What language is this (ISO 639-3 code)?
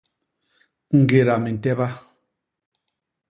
bas